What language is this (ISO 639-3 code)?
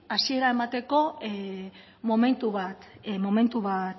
eus